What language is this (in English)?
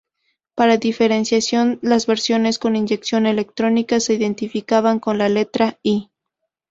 Spanish